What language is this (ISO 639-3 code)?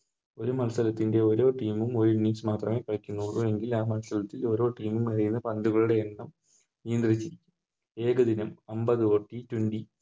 mal